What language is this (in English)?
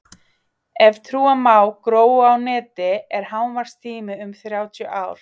Icelandic